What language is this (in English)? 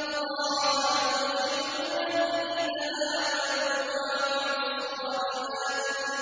Arabic